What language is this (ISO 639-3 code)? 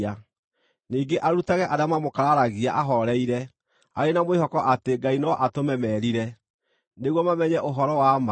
kik